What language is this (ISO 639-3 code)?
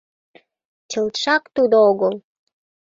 chm